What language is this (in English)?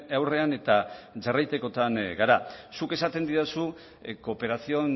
Basque